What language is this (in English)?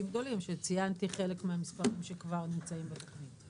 Hebrew